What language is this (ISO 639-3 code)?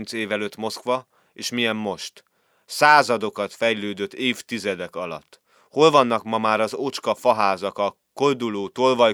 hun